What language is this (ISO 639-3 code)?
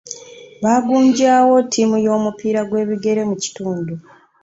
lug